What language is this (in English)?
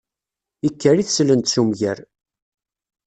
Kabyle